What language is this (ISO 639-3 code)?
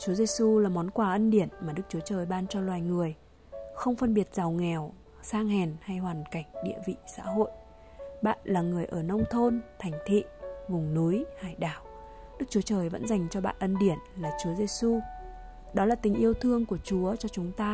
vie